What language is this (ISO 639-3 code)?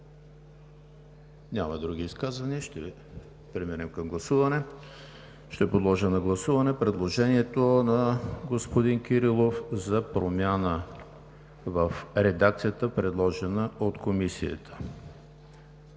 bul